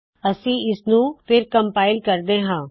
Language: Punjabi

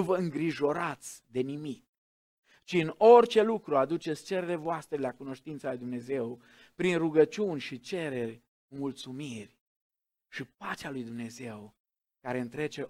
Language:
Romanian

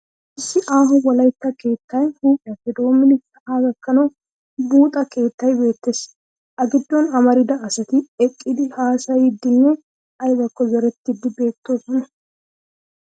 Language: Wolaytta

